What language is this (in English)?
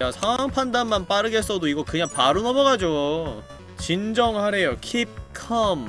Korean